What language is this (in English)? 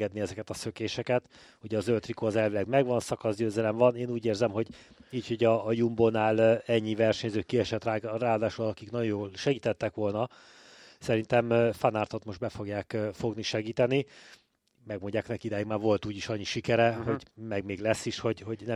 Hungarian